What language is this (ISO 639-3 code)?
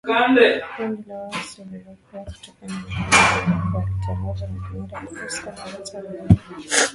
swa